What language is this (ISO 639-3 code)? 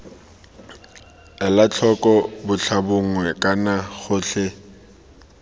tsn